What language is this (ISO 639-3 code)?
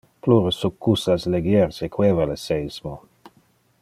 ina